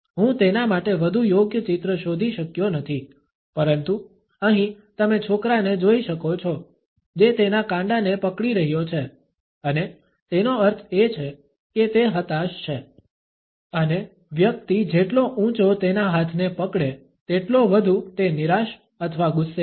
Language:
Gujarati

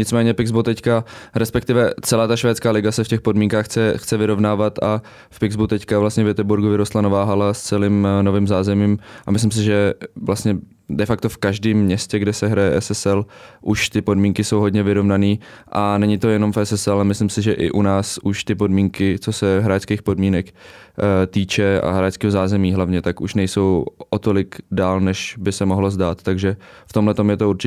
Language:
Czech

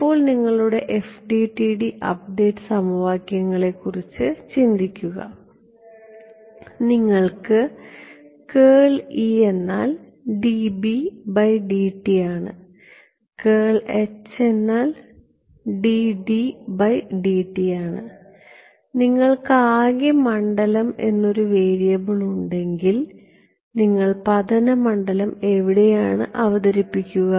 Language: Malayalam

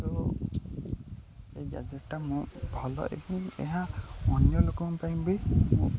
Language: Odia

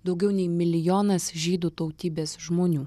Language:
Lithuanian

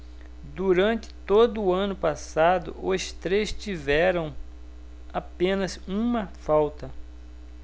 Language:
Portuguese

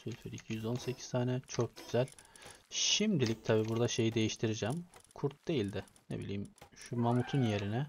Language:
Turkish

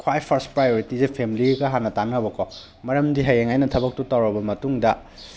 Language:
Manipuri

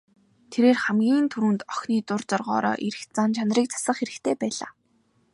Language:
Mongolian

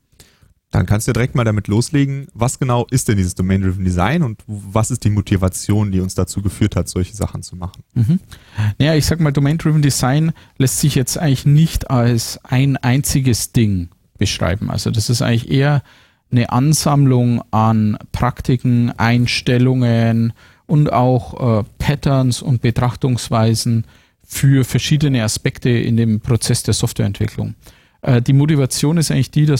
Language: German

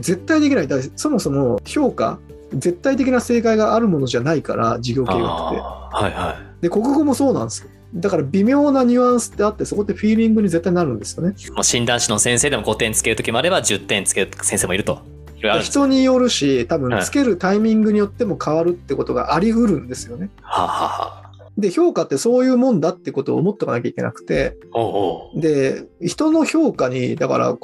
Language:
Japanese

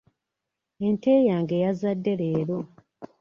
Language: Ganda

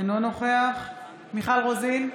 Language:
Hebrew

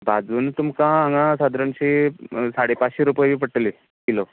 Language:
Konkani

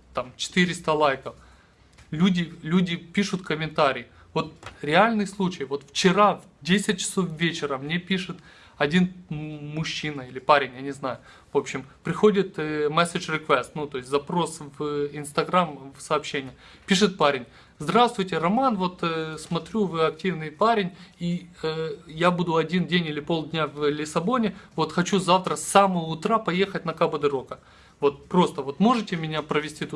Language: Russian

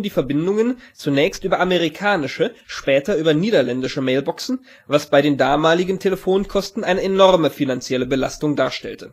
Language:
German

